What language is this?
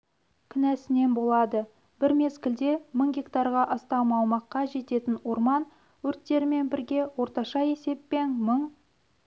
Kazakh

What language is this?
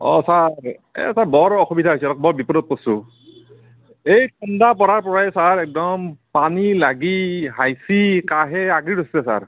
Assamese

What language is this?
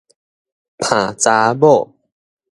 Min Nan Chinese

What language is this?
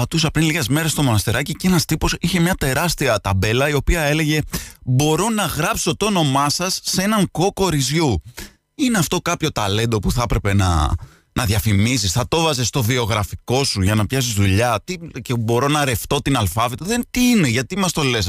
Greek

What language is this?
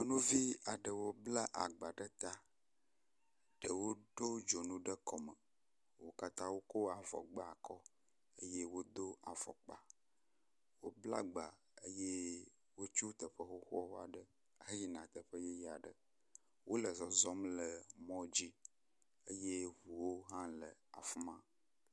Ewe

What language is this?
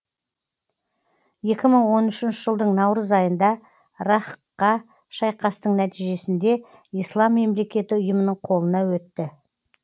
Kazakh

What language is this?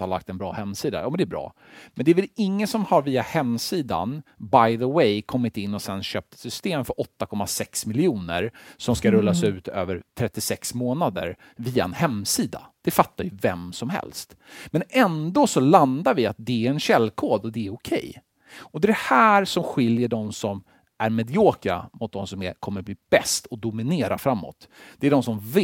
Swedish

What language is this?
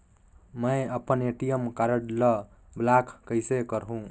Chhattisgarhi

